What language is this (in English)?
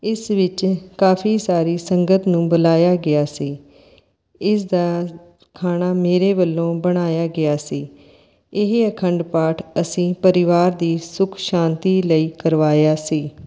Punjabi